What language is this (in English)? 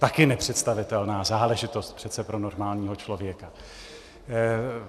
Czech